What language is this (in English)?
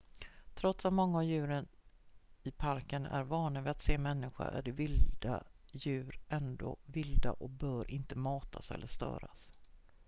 Swedish